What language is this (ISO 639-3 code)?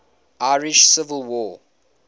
eng